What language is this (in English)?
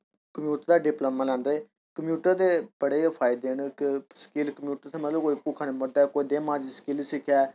Dogri